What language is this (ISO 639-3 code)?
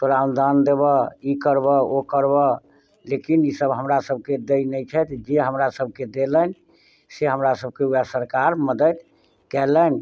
mai